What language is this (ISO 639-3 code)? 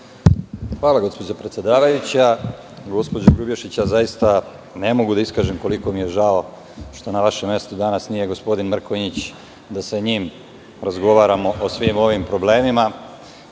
srp